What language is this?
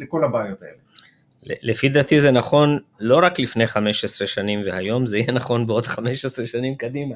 Hebrew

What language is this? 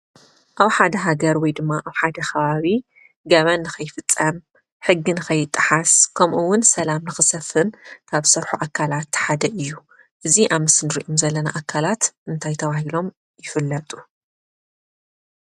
Tigrinya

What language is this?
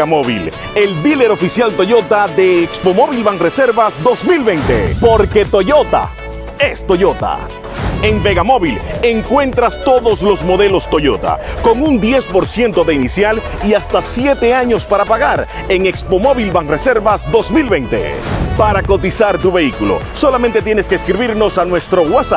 Spanish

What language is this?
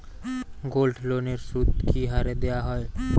Bangla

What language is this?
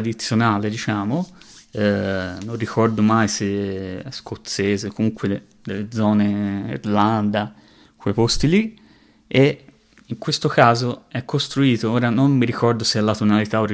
Italian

